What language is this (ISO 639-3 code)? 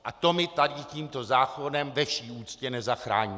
ces